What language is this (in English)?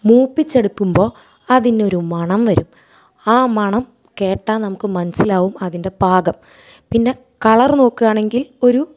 Malayalam